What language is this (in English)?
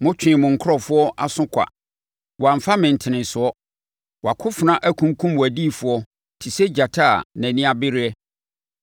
Akan